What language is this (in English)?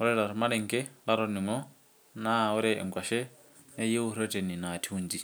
Masai